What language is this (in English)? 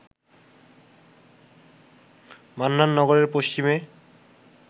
Bangla